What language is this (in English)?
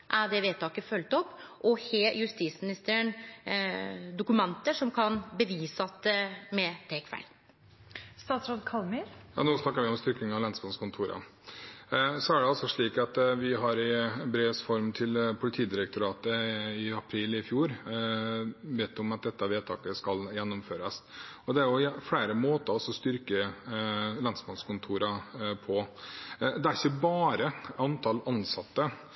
Norwegian